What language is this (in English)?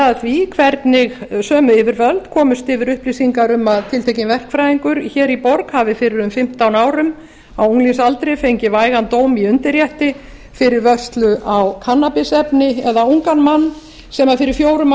Icelandic